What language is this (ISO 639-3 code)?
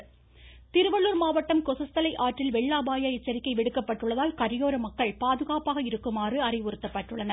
tam